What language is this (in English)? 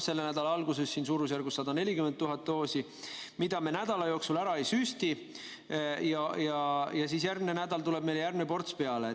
Estonian